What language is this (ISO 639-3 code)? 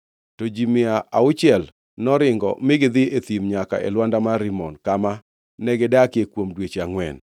luo